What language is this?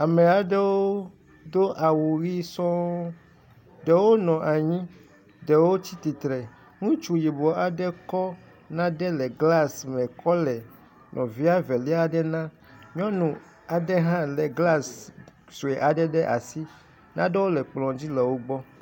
Ewe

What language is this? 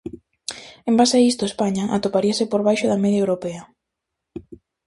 Galician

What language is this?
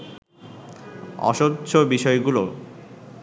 Bangla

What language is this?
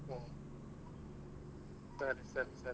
Kannada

